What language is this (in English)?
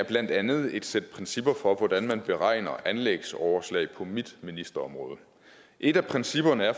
Danish